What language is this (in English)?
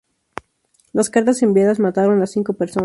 Spanish